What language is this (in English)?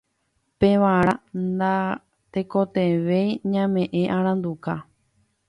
Guarani